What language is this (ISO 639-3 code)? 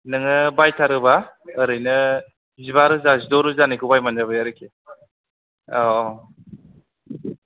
brx